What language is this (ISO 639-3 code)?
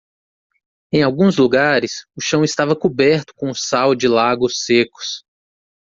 por